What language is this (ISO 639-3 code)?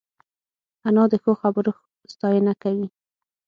pus